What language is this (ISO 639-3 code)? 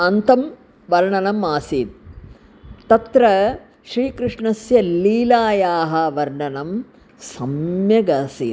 san